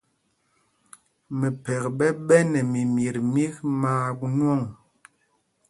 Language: Mpumpong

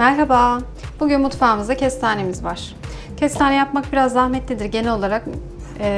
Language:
Turkish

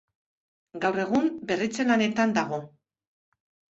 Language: Basque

